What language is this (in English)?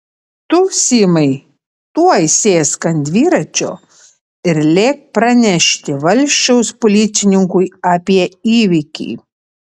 Lithuanian